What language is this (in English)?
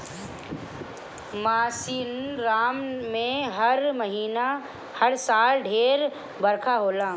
Bhojpuri